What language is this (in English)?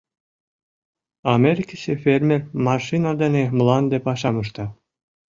Mari